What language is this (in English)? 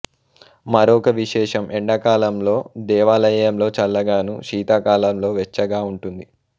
Telugu